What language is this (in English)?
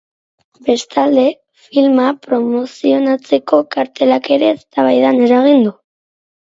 Basque